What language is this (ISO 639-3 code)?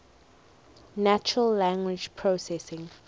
eng